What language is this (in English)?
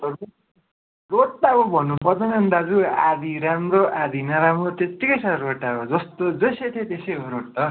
Nepali